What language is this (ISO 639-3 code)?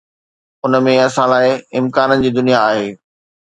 snd